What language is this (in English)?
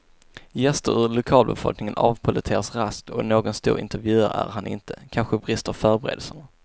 Swedish